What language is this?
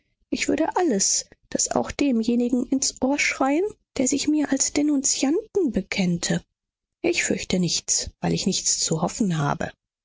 German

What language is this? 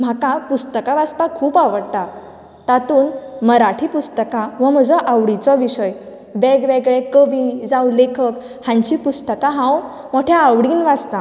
Konkani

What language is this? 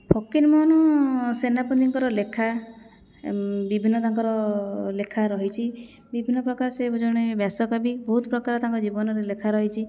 Odia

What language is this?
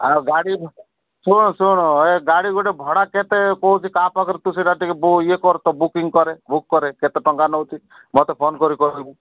Odia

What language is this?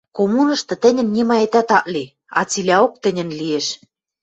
Western Mari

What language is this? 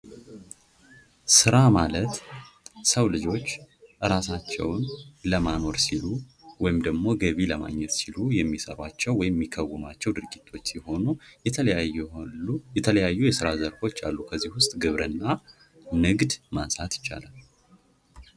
Amharic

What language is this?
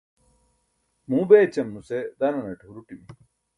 Burushaski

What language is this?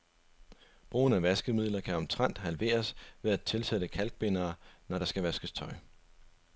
Danish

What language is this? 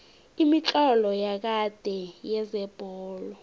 South Ndebele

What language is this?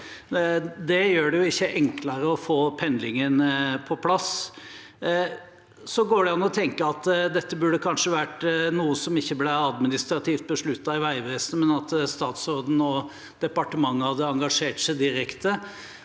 Norwegian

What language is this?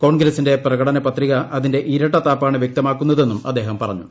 Malayalam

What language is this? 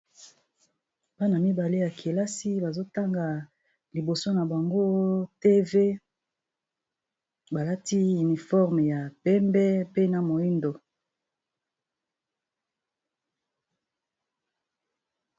Lingala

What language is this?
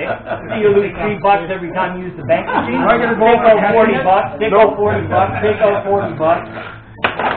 English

